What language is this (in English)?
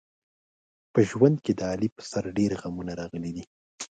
Pashto